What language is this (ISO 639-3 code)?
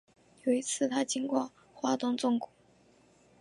zho